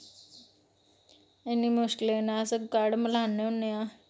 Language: Dogri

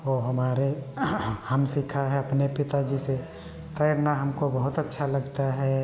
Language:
Hindi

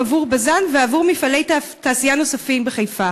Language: Hebrew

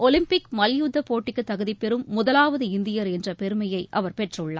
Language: Tamil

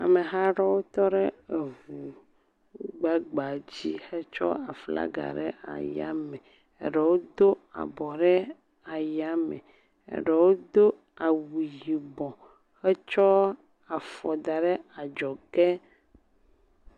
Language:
Ewe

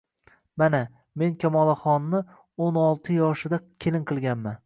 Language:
Uzbek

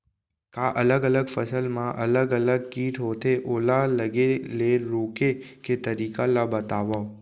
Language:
Chhattisgarhi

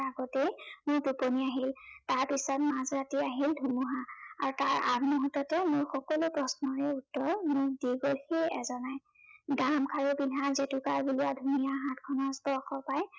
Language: Assamese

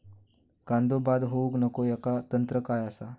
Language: Marathi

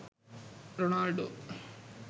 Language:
Sinhala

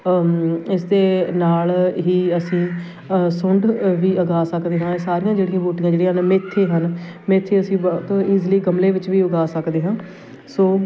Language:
Punjabi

